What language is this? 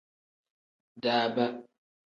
Tem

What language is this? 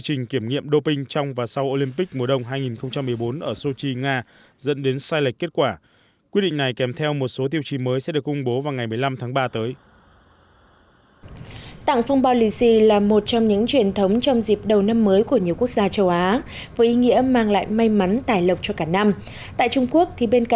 Vietnamese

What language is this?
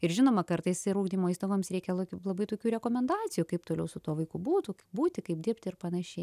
Lithuanian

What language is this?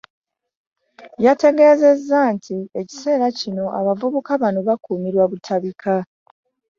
Ganda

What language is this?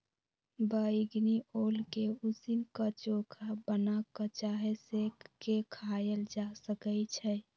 Magahi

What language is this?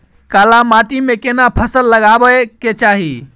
Maithili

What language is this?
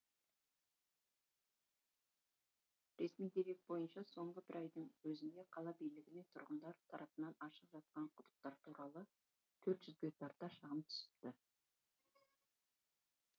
Kazakh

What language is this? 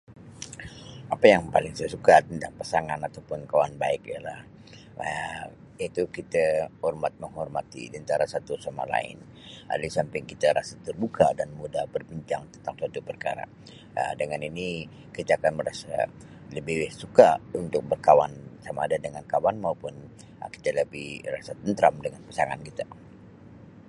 Sabah Malay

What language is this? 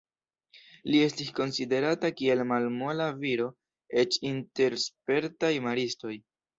Esperanto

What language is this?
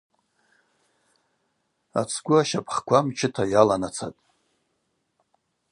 Abaza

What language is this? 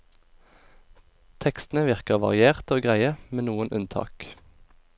Norwegian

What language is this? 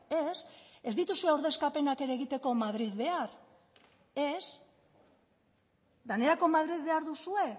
Basque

